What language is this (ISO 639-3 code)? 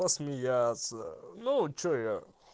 rus